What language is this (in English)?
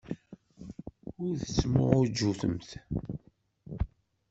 Kabyle